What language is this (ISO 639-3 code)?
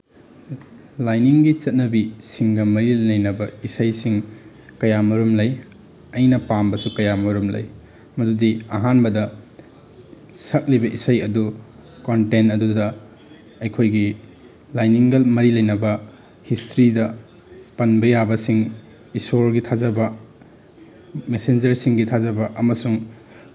mni